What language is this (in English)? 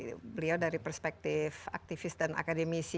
Indonesian